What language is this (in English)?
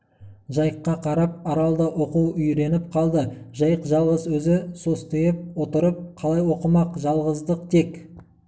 Kazakh